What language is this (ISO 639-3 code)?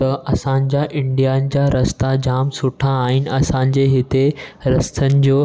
snd